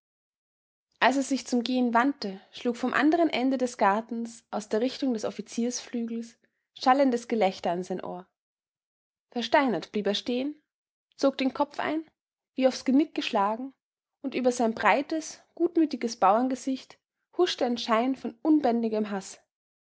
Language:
German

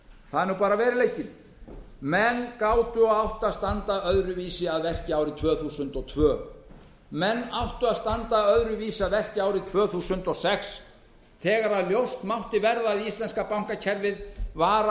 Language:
Icelandic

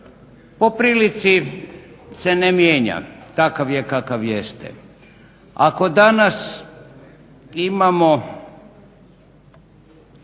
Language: Croatian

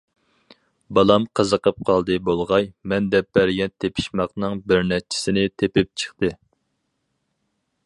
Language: Uyghur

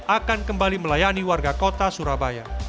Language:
Indonesian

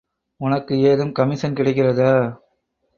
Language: Tamil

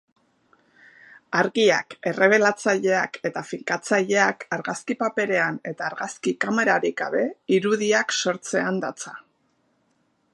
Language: Basque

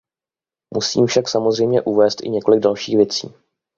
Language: Czech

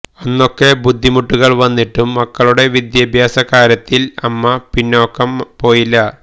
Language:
Malayalam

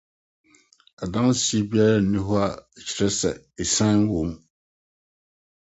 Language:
Akan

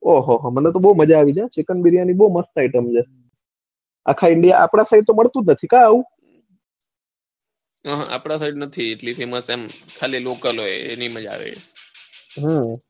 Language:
Gujarati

